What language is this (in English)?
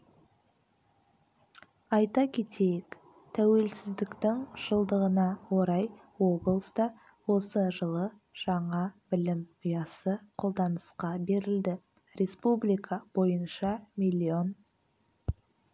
Kazakh